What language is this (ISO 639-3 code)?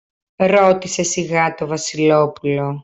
ell